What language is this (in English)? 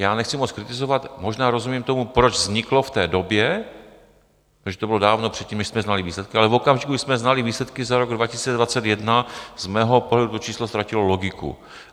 Czech